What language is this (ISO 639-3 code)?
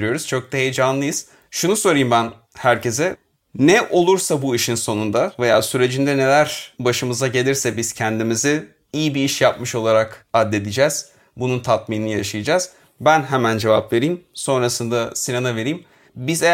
tur